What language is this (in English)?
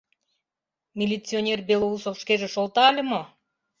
Mari